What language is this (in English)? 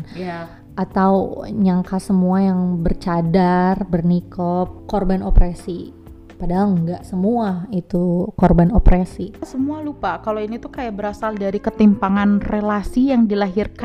Indonesian